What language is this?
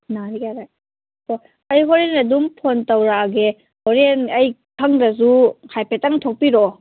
Manipuri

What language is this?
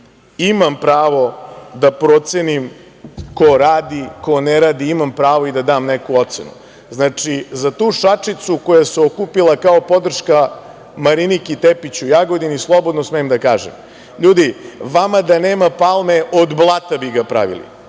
Serbian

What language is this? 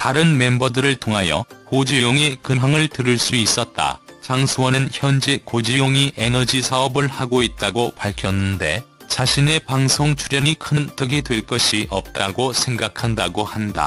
Korean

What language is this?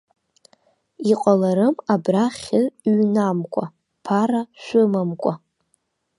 Abkhazian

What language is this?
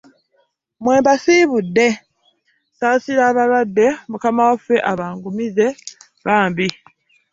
Ganda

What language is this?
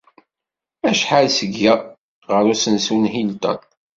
Kabyle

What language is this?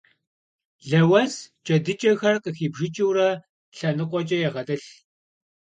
Kabardian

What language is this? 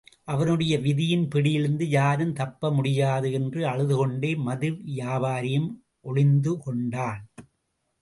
Tamil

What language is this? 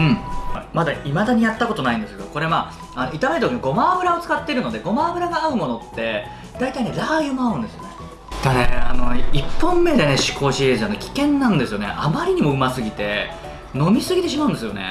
Japanese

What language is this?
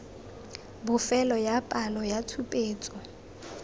Tswana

